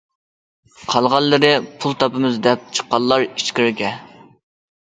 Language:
Uyghur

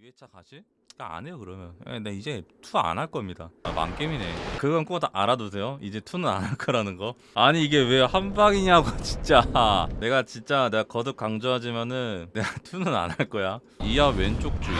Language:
Korean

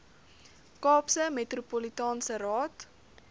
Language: Afrikaans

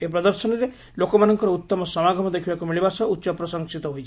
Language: Odia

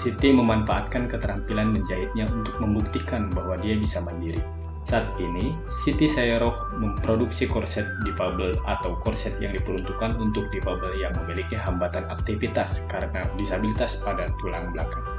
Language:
Indonesian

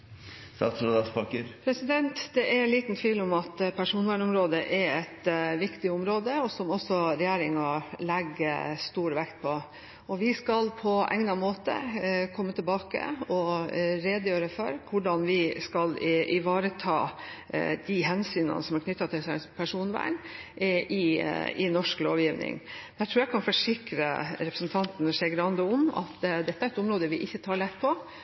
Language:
Norwegian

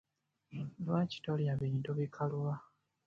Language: Ganda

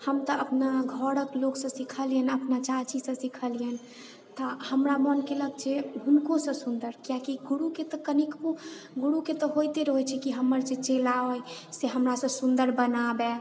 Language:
Maithili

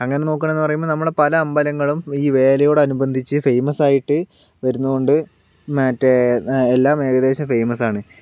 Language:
Malayalam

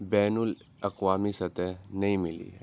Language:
Urdu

